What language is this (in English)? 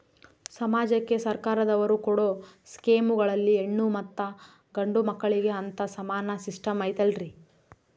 Kannada